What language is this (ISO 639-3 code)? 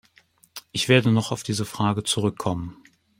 deu